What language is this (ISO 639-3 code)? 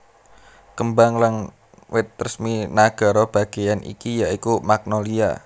jav